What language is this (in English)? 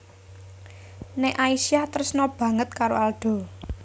Javanese